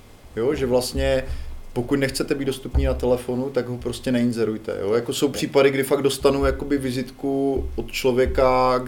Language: Czech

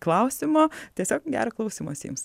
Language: Lithuanian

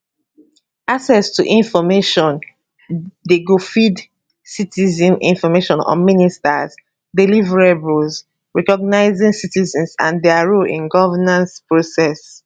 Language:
Nigerian Pidgin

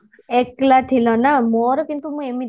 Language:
Odia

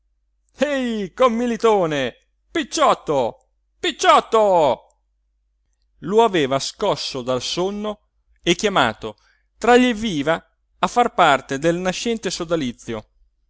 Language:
Italian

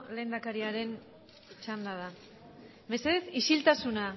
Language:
Basque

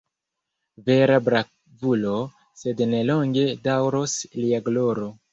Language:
Esperanto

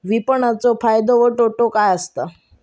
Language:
Marathi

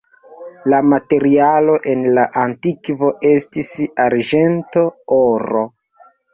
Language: Esperanto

